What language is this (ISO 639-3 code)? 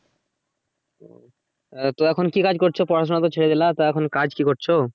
ben